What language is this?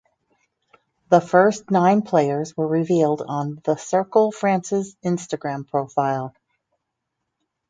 English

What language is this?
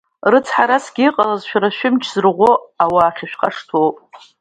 Abkhazian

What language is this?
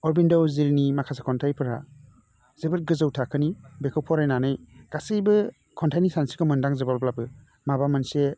Bodo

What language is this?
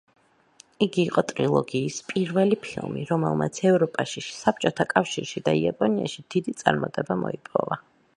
Georgian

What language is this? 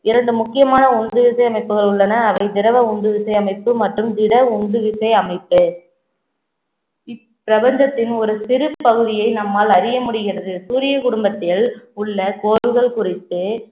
Tamil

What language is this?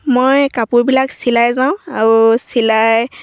Assamese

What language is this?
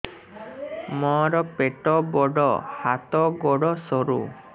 Odia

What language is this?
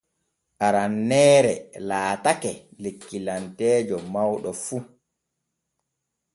Borgu Fulfulde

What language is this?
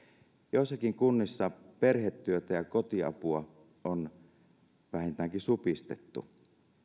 Finnish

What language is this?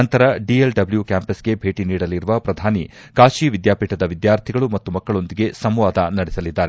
Kannada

